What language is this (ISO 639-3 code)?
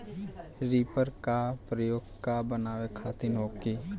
bho